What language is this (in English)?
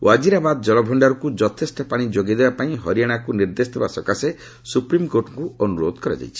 Odia